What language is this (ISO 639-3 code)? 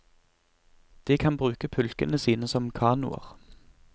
nor